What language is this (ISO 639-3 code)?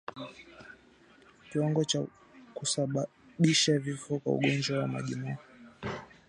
swa